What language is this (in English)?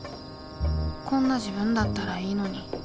Japanese